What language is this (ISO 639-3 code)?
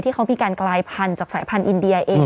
tha